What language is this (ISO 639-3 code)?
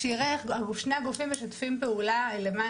heb